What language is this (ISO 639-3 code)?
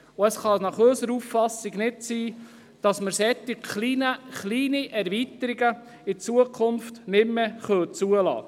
gsw